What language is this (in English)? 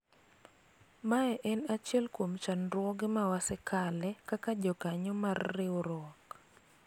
Luo (Kenya and Tanzania)